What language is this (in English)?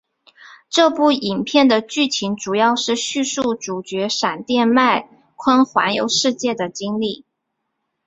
Chinese